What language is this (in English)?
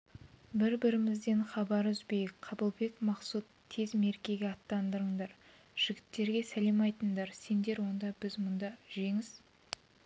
Kazakh